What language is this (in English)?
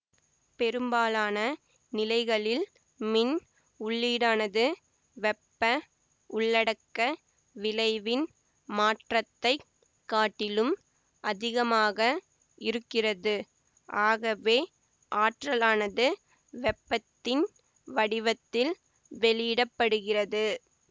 Tamil